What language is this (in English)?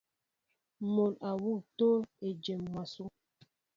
Mbo (Cameroon)